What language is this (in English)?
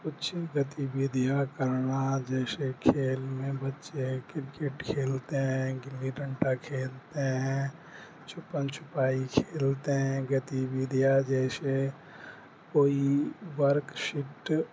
Urdu